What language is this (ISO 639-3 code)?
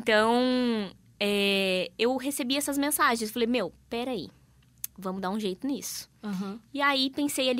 por